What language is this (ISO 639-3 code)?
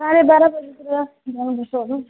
nep